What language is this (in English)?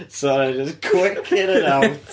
Welsh